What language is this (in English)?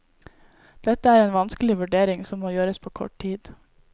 Norwegian